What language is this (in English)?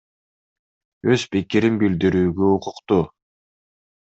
Kyrgyz